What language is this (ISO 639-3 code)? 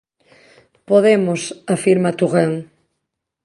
glg